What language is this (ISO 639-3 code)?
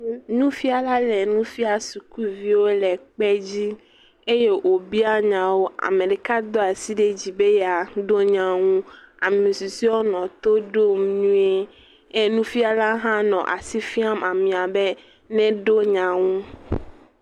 ewe